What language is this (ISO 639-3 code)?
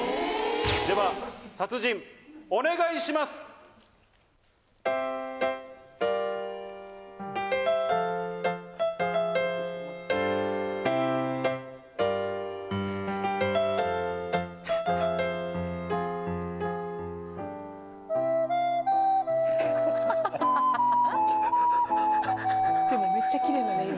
jpn